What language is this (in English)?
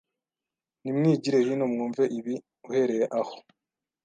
Kinyarwanda